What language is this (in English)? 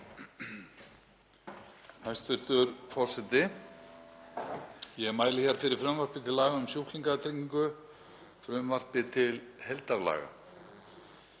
Icelandic